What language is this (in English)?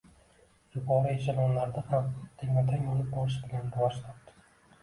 Uzbek